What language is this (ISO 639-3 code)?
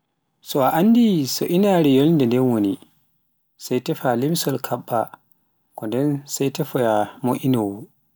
fuf